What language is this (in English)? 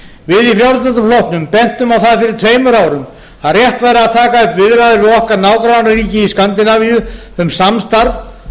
Icelandic